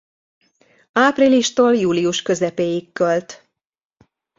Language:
Hungarian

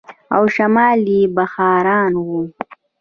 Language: Pashto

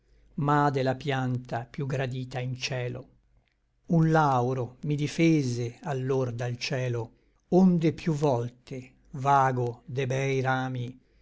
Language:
Italian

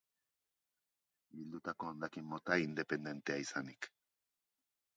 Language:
Basque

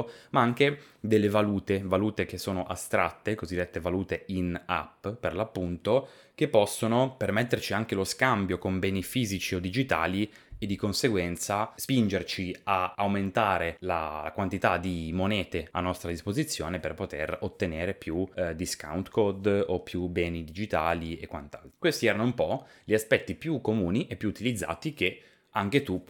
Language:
Italian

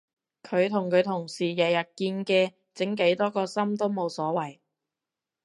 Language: Cantonese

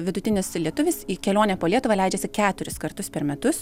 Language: Lithuanian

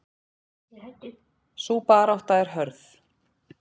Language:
Icelandic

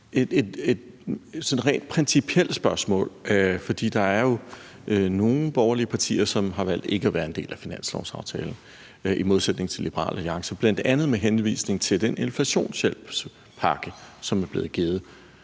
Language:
Danish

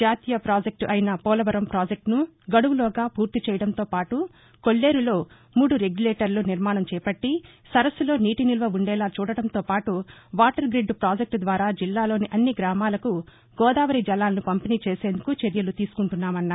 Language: Telugu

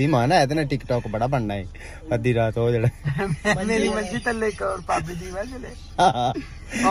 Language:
Hindi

